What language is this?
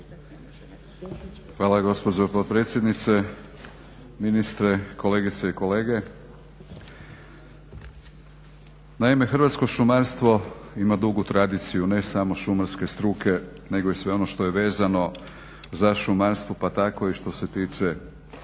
Croatian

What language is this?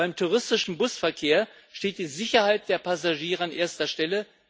German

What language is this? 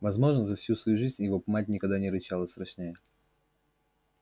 Russian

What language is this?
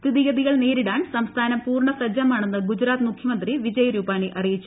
Malayalam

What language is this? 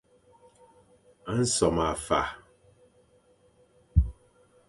Fang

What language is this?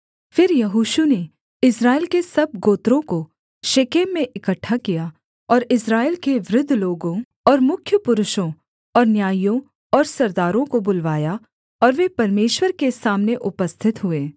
Hindi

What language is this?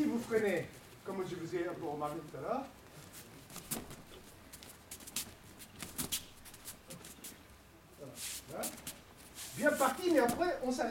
French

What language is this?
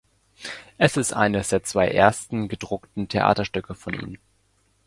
German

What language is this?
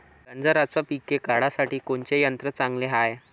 Marathi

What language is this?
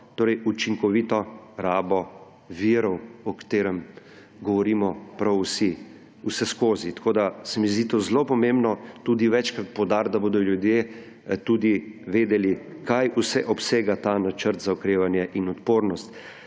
Slovenian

